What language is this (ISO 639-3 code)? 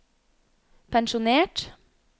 nor